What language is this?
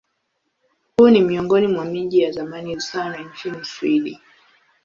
Swahili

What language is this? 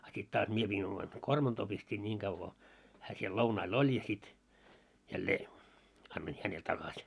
Finnish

